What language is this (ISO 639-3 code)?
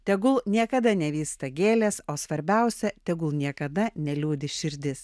lit